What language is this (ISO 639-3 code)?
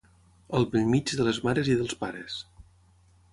cat